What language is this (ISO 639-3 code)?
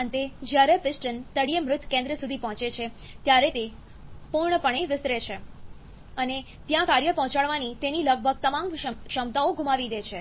guj